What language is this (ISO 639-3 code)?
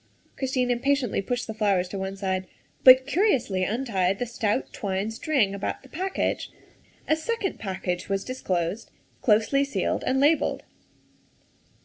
eng